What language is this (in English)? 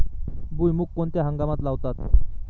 Marathi